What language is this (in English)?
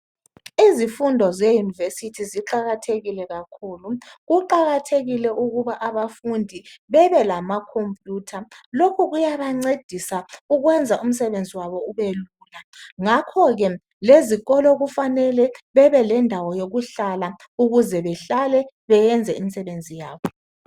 North Ndebele